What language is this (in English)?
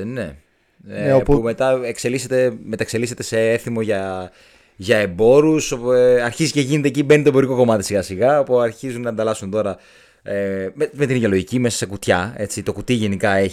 Greek